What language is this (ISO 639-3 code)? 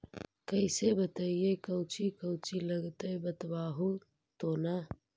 mag